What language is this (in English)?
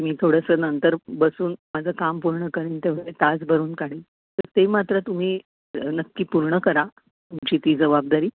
Marathi